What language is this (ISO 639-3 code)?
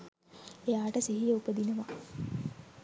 sin